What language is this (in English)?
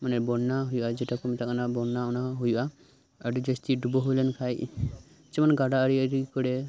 Santali